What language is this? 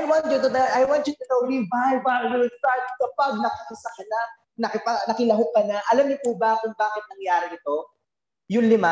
Filipino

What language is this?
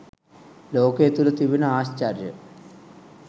Sinhala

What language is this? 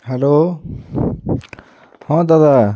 Odia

